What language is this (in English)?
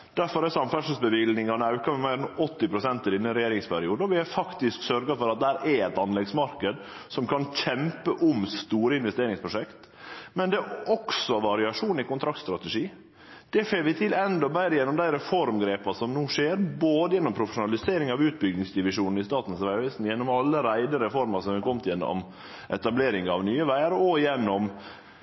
Norwegian Nynorsk